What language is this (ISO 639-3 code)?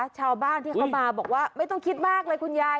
tha